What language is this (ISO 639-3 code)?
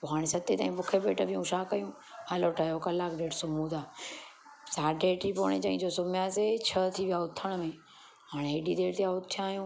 snd